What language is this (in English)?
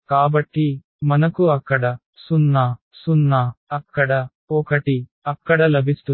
Telugu